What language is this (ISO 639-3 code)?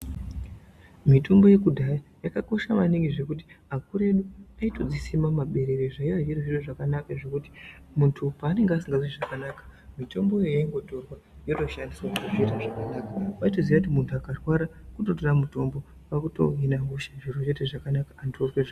ndc